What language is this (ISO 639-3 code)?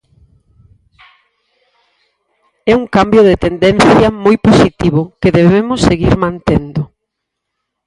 glg